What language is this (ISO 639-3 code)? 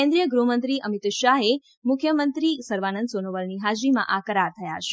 guj